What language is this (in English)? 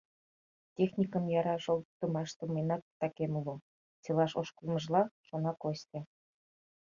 Mari